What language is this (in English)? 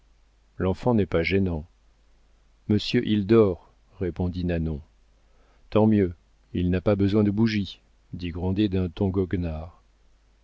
French